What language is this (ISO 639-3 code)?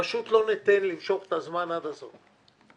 heb